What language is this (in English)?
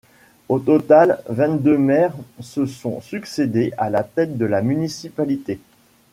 French